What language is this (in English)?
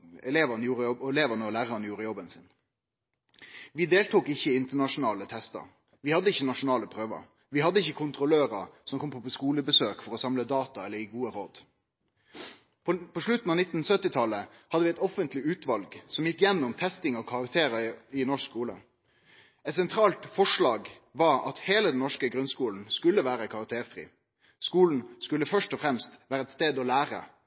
Norwegian Nynorsk